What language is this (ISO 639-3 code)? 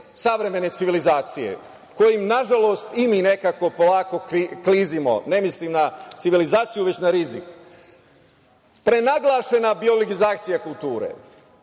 srp